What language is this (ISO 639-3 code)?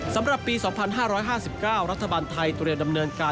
tha